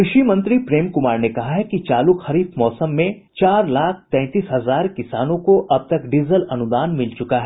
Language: Hindi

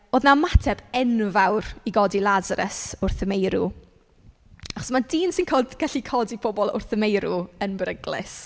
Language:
Welsh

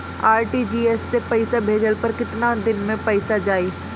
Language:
Bhojpuri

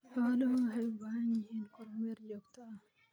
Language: Somali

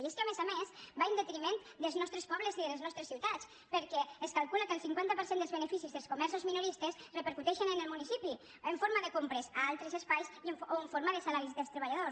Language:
Catalan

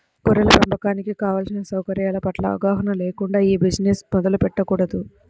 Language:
Telugu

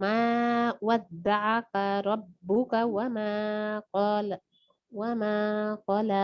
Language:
Indonesian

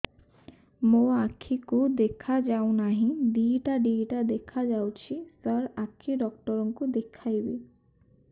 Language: Odia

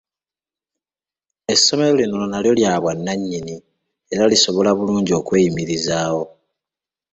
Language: Ganda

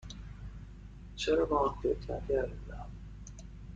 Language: Persian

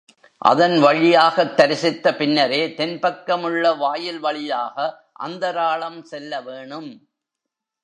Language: Tamil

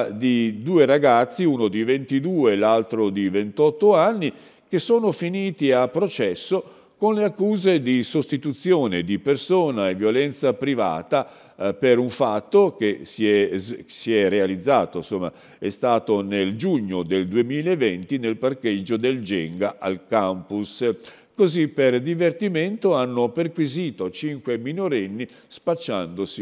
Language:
Italian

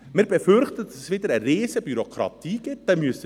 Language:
Swiss German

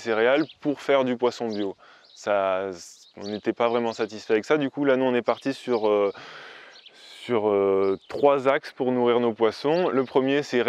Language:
French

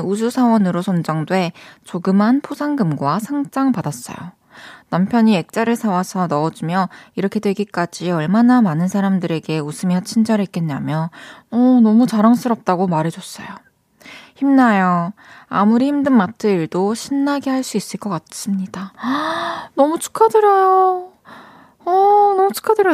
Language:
Korean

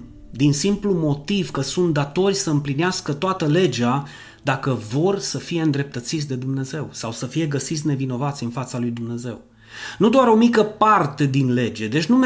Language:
Romanian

